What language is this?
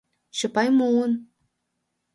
Mari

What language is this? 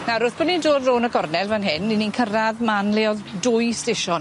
Welsh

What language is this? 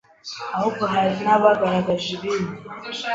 Kinyarwanda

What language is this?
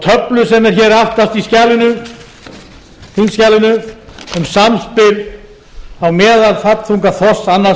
Icelandic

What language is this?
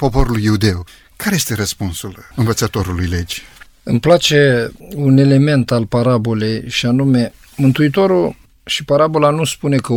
Romanian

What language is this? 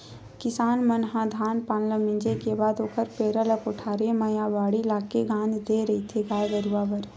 Chhattisgarhi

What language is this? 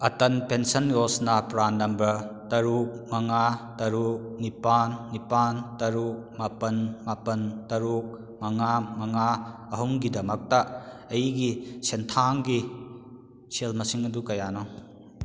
Manipuri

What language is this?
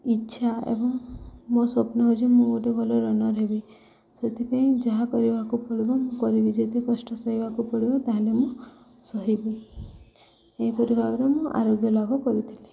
Odia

